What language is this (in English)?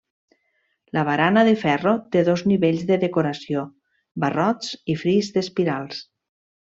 Catalan